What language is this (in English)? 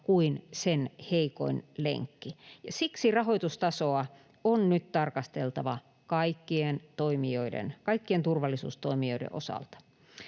Finnish